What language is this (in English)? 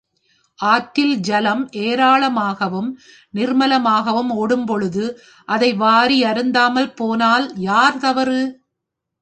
Tamil